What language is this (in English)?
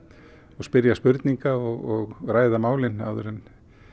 Icelandic